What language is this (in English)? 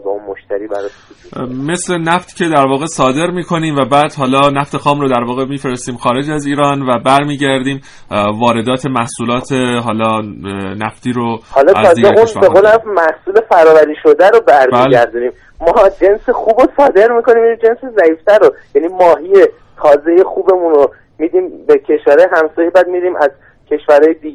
Persian